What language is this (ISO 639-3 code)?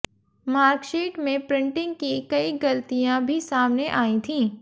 hin